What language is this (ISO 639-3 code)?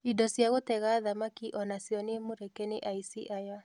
kik